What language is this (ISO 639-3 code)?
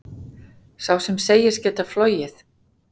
isl